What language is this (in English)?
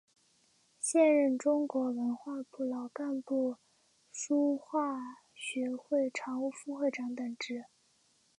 Chinese